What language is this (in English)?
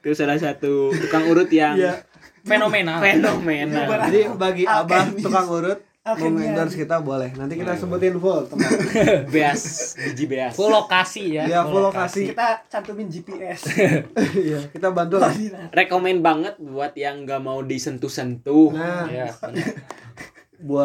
Indonesian